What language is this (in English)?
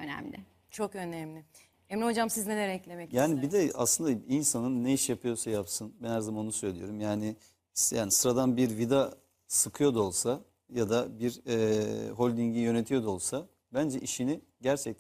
Turkish